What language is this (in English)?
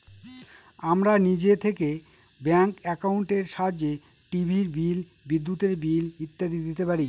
Bangla